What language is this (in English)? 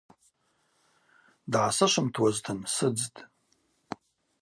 Abaza